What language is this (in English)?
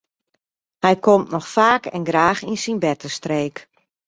Western Frisian